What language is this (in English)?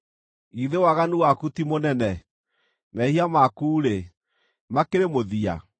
Kikuyu